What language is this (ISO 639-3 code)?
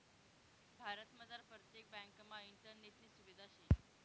mar